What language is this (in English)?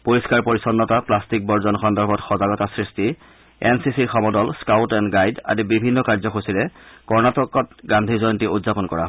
Assamese